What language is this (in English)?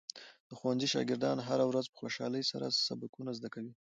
Pashto